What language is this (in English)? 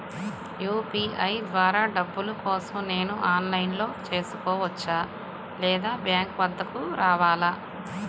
Telugu